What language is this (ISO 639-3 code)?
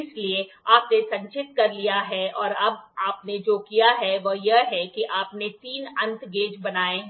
hin